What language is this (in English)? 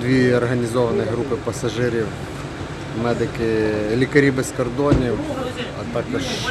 Ukrainian